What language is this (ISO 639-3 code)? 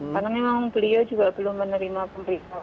ind